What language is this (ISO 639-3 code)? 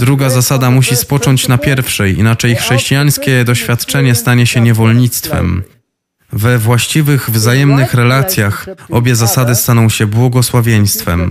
pol